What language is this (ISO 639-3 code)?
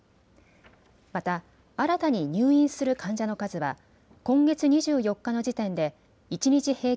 jpn